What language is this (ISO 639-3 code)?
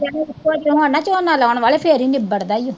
pan